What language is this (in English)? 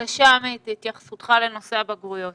Hebrew